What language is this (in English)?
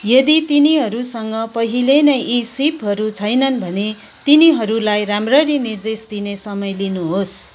Nepali